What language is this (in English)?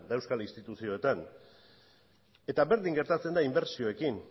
Basque